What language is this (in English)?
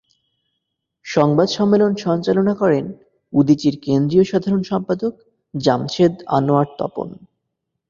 Bangla